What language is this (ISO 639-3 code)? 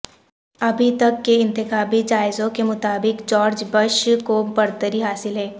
urd